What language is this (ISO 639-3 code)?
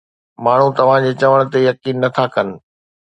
snd